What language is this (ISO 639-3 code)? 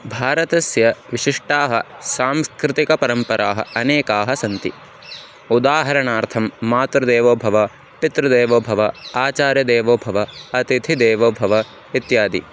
san